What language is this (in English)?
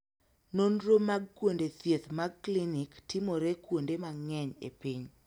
Luo (Kenya and Tanzania)